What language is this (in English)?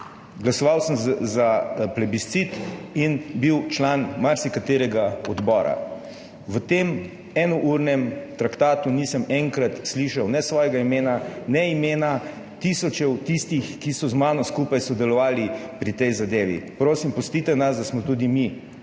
Slovenian